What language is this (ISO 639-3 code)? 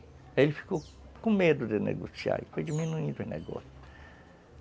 por